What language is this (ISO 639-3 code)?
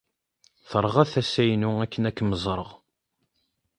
kab